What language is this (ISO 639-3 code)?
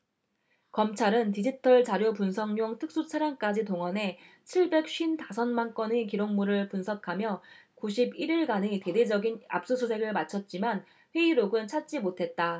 kor